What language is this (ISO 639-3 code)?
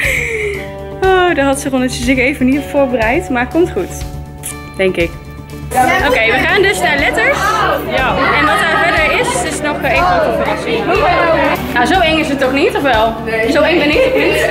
nld